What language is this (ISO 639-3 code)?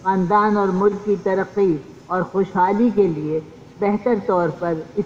por